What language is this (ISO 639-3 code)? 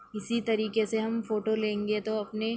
urd